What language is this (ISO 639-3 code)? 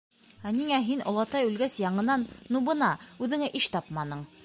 bak